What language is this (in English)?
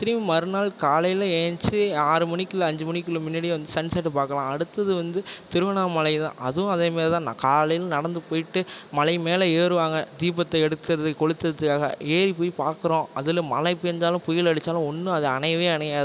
Tamil